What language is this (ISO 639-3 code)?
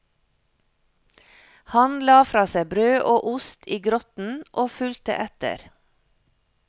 nor